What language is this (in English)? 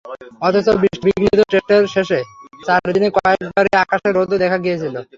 Bangla